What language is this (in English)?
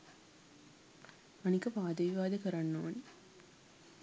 Sinhala